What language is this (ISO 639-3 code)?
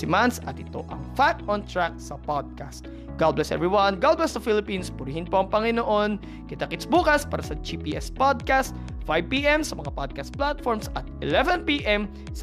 fil